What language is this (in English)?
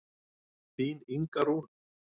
Icelandic